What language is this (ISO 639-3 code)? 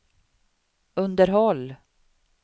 swe